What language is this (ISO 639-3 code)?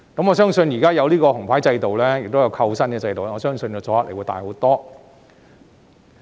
yue